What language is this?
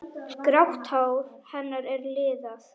Icelandic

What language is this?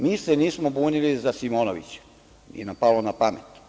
Serbian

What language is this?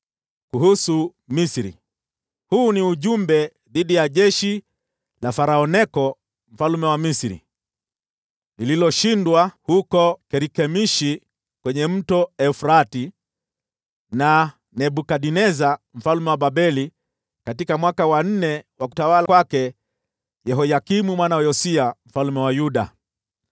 Swahili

